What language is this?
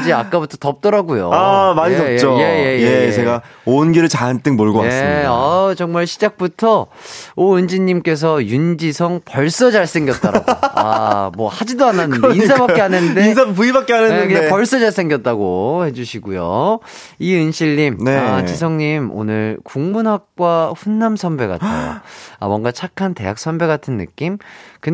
Korean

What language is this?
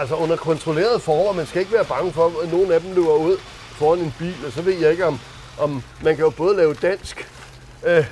Danish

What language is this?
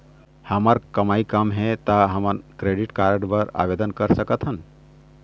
Chhattisgarhi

